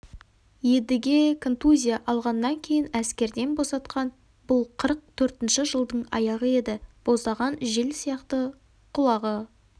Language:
Kazakh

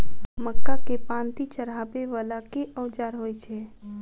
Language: Maithili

